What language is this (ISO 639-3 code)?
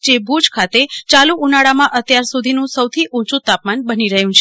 guj